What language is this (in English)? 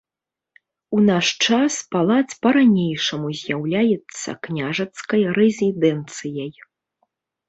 Belarusian